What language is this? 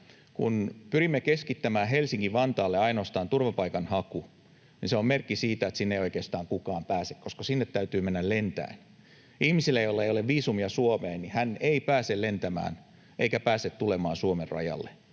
Finnish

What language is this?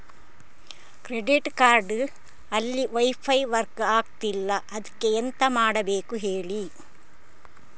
Kannada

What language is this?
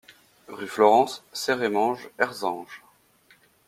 French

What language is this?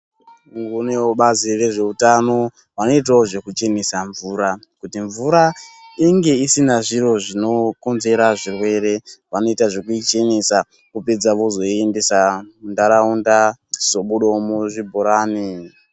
Ndau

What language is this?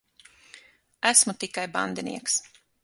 Latvian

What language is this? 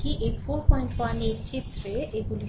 Bangla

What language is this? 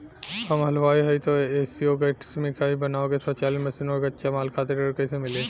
Bhojpuri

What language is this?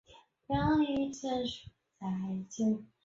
Chinese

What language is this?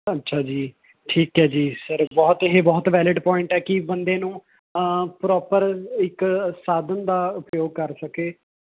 Punjabi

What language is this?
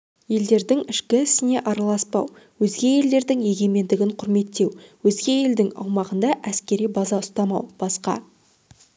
Kazakh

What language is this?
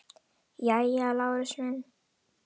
Icelandic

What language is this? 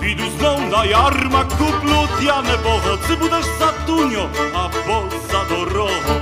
Polish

